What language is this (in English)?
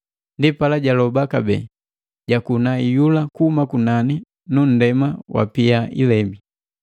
Matengo